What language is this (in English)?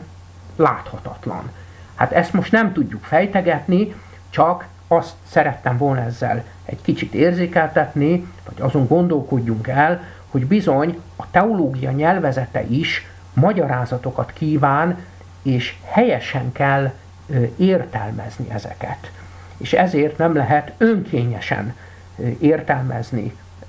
Hungarian